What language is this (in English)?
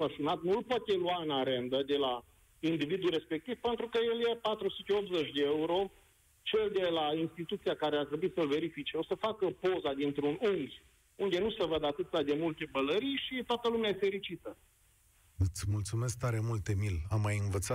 Romanian